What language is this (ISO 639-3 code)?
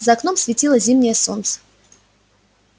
rus